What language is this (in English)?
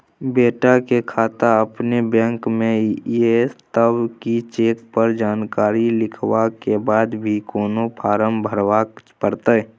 Maithili